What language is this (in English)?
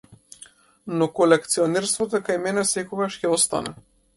Macedonian